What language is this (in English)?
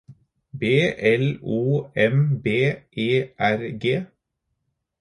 Norwegian Bokmål